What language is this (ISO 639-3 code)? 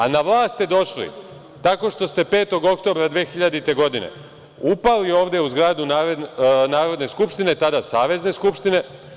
srp